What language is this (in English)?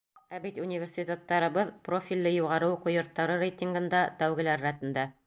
Bashkir